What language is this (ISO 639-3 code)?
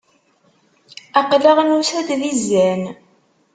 kab